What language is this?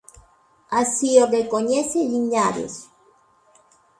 Galician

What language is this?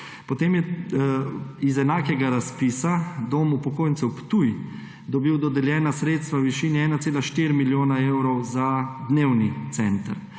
Slovenian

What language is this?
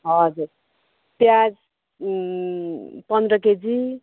Nepali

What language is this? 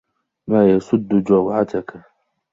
Arabic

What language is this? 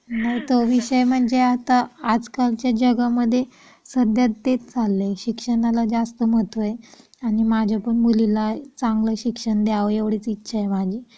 Marathi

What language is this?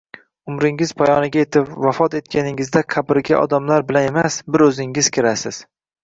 Uzbek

